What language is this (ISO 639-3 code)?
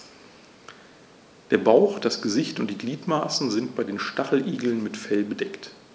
deu